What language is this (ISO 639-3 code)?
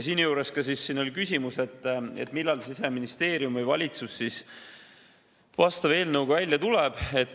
est